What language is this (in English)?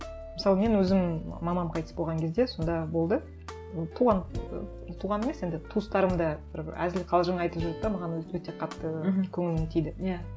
Kazakh